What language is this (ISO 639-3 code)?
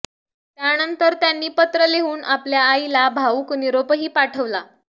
mar